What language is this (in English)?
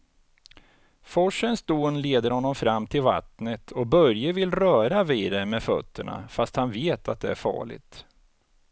Swedish